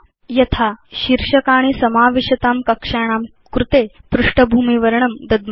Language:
Sanskrit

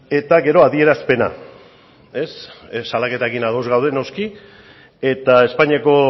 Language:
Basque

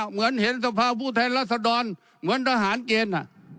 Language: Thai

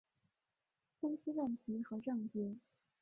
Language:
Chinese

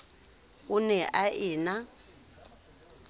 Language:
Southern Sotho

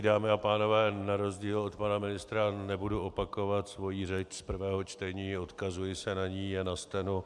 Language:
Czech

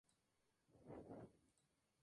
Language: Spanish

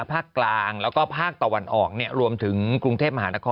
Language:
Thai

